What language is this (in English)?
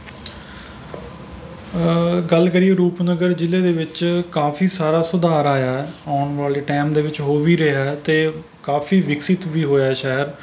Punjabi